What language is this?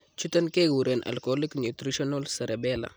Kalenjin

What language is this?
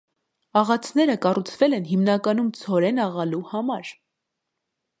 Armenian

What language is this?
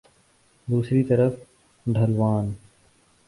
Urdu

